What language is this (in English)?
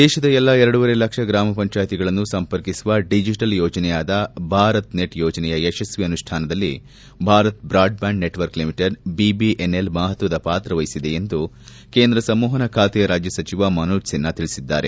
Kannada